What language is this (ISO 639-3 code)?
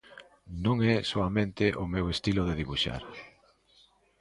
glg